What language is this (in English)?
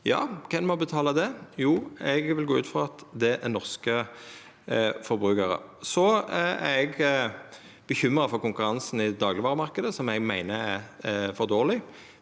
Norwegian